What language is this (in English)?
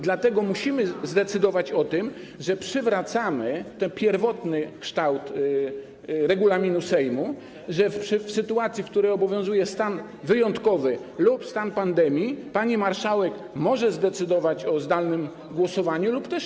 Polish